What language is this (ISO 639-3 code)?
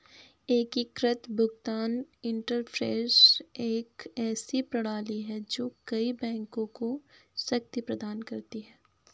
hin